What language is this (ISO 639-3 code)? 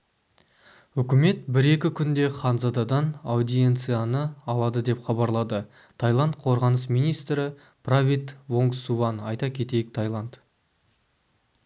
kaz